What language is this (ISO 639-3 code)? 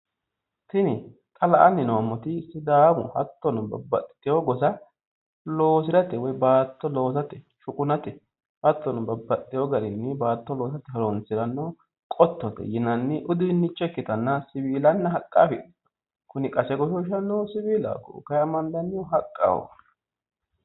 sid